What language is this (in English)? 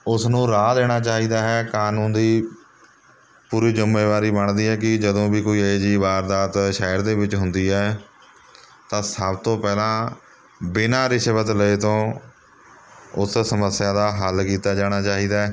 Punjabi